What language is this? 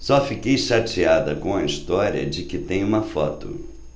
Portuguese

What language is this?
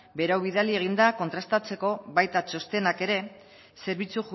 Basque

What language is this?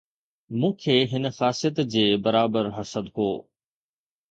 Sindhi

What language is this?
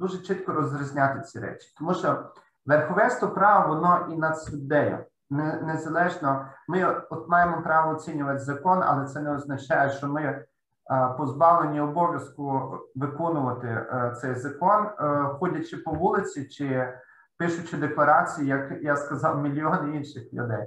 Ukrainian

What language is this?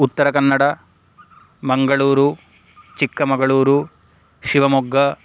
Sanskrit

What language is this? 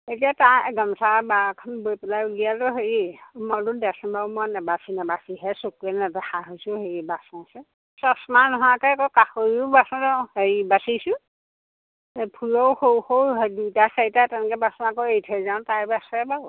Assamese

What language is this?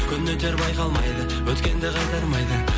Kazakh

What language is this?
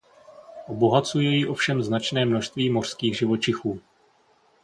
Czech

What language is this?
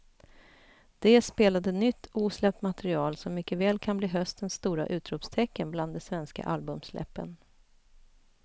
Swedish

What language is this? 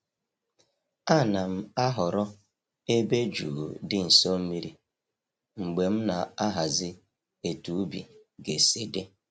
Igbo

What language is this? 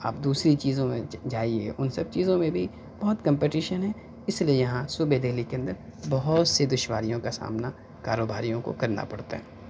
Urdu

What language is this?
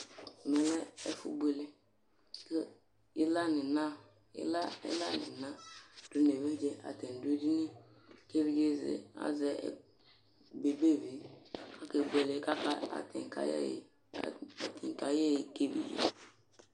Ikposo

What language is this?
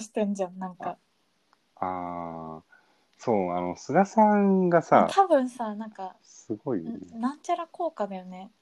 Japanese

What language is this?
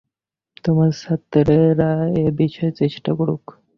Bangla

